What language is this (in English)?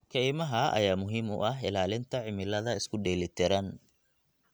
Somali